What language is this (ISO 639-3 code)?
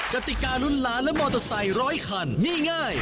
tha